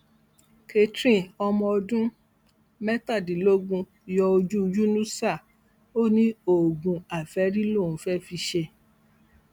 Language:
Yoruba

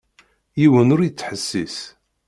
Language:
Kabyle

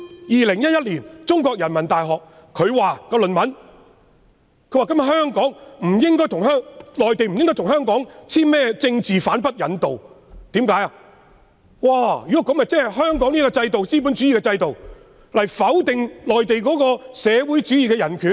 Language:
Cantonese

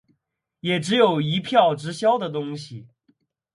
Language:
Chinese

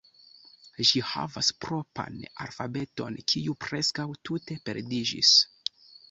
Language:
Esperanto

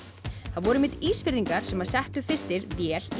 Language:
Icelandic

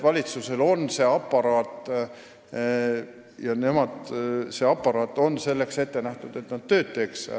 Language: Estonian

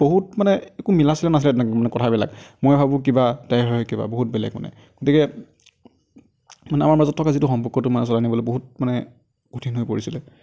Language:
Assamese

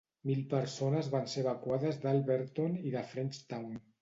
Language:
Catalan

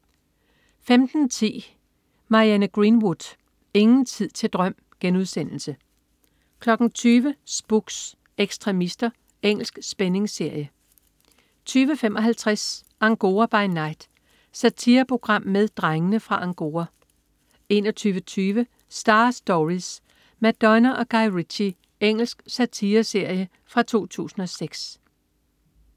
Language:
Danish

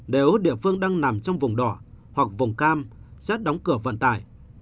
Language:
Vietnamese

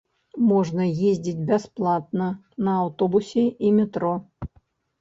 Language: Belarusian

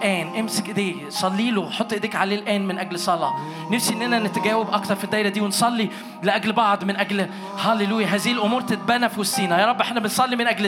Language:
Arabic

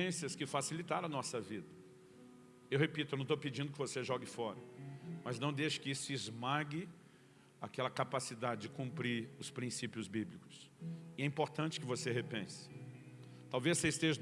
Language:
Portuguese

